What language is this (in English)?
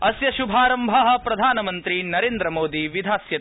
Sanskrit